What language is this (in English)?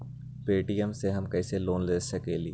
Magahi